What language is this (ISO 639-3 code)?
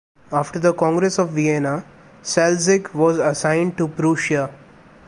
eng